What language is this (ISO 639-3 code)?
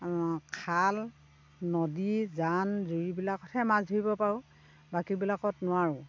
asm